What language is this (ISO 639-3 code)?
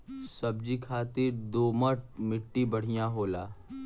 bho